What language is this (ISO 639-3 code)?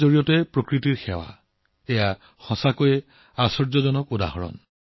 asm